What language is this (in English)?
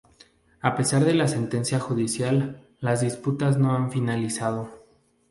Spanish